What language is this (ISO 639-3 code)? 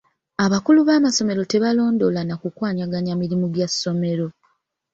lug